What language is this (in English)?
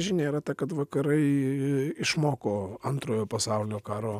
Lithuanian